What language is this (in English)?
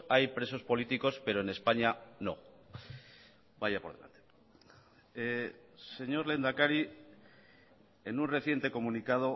Spanish